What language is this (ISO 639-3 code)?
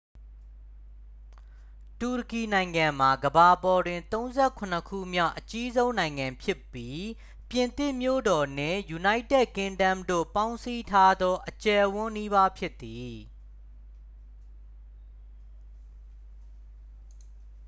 mya